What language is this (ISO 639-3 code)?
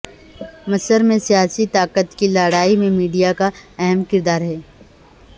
urd